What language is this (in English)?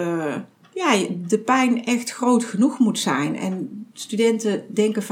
Dutch